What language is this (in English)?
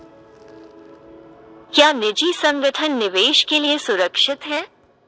Hindi